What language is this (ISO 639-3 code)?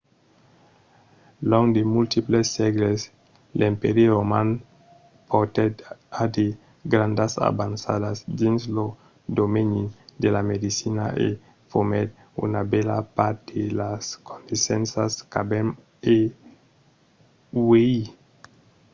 oci